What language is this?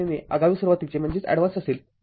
Marathi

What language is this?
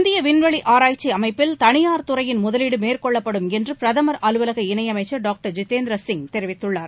Tamil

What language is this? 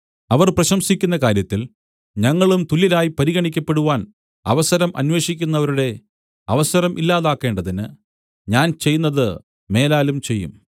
Malayalam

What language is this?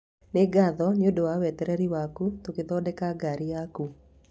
Kikuyu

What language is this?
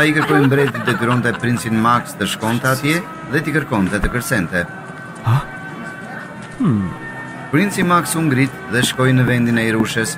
Romanian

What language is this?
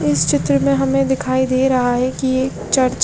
Hindi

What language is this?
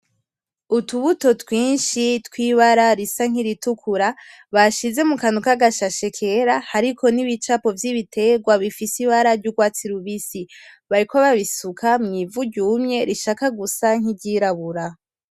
Rundi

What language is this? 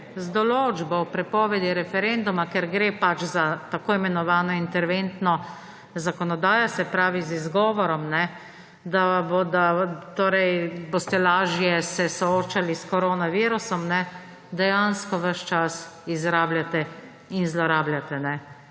Slovenian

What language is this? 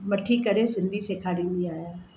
Sindhi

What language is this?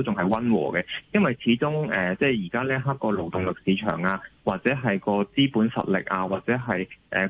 Chinese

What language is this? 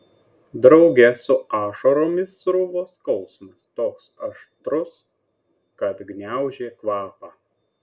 Lithuanian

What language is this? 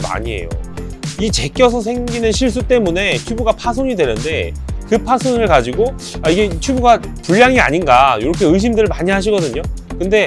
Korean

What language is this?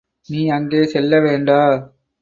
Tamil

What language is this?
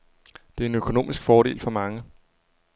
Danish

